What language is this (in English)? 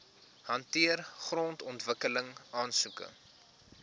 Afrikaans